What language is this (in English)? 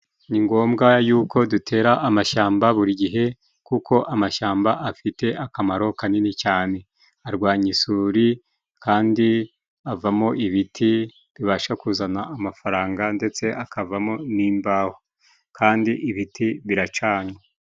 Kinyarwanda